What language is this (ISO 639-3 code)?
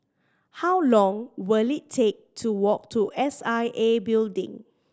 eng